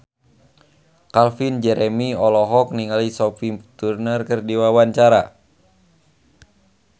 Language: Sundanese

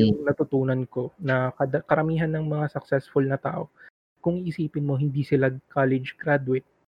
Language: Filipino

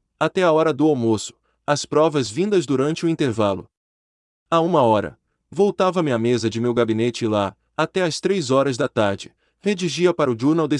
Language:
Portuguese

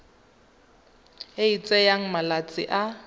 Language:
Tswana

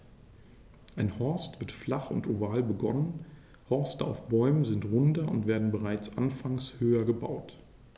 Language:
German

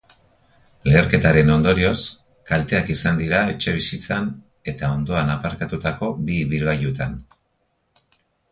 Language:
Basque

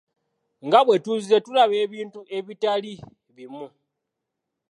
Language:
Ganda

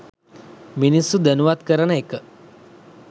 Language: Sinhala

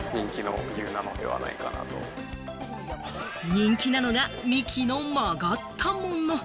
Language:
Japanese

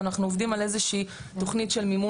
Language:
Hebrew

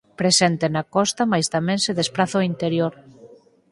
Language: Galician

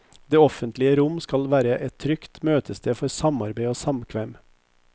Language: Norwegian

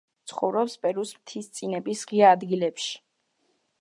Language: Georgian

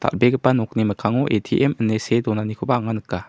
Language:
Garo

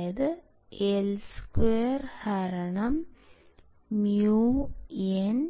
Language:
Malayalam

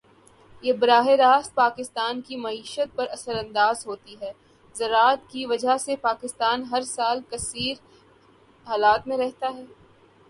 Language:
Urdu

